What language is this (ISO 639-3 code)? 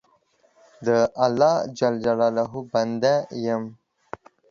pus